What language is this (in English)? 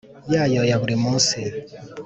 Kinyarwanda